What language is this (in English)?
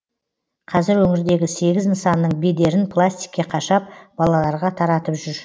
Kazakh